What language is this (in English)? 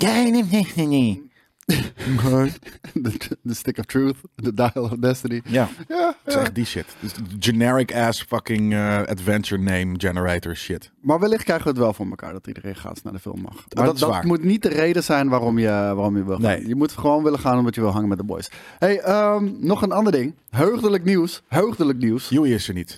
Dutch